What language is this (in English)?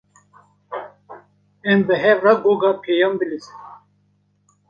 Kurdish